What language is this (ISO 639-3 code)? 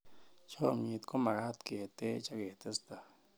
kln